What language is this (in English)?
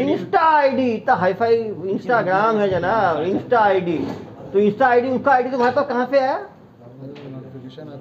Hindi